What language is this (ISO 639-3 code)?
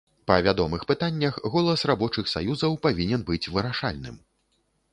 bel